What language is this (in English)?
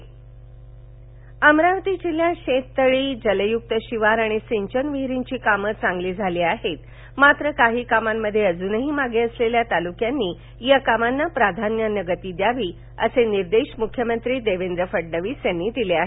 Marathi